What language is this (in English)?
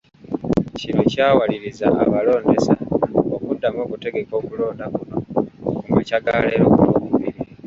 Ganda